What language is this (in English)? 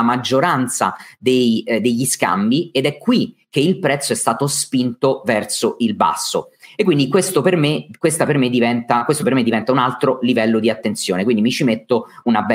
Italian